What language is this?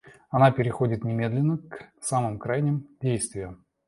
Russian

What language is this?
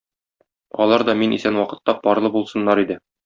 Tatar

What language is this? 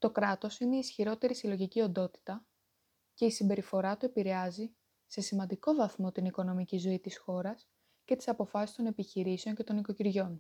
Greek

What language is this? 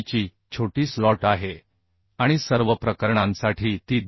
Marathi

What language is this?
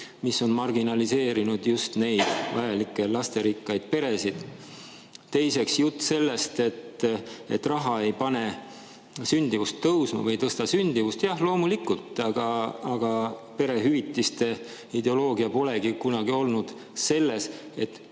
Estonian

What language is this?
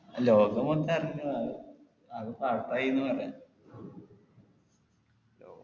Malayalam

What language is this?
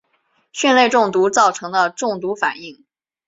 Chinese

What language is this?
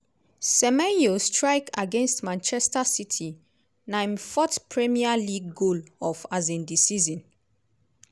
Nigerian Pidgin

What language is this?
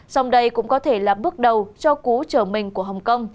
Vietnamese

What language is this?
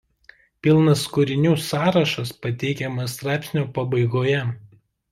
Lithuanian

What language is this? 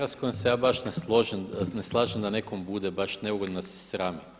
Croatian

